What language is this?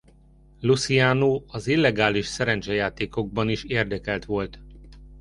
Hungarian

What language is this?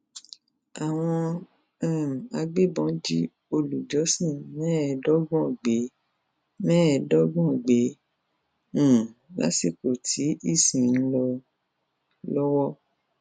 Yoruba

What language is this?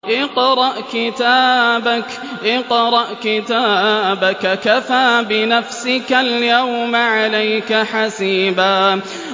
Arabic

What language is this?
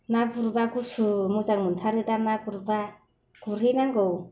Bodo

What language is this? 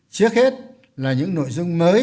Vietnamese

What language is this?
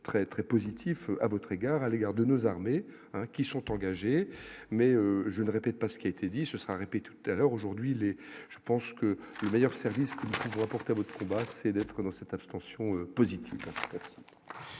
French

